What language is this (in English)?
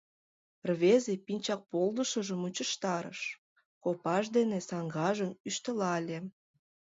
Mari